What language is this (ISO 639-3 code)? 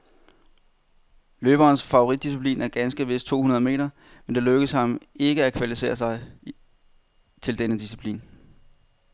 dan